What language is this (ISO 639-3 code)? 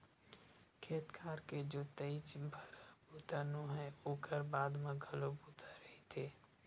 hne